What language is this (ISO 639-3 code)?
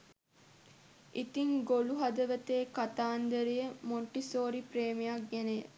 sin